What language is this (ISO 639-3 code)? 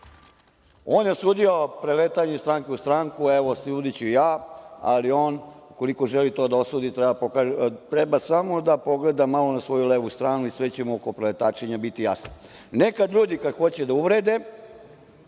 srp